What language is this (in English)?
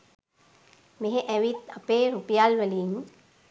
Sinhala